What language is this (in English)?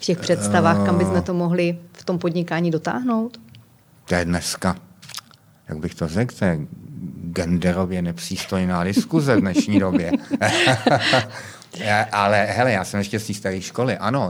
Czech